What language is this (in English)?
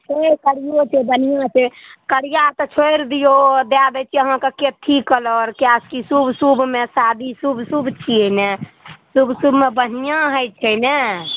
Maithili